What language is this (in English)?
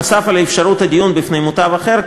Hebrew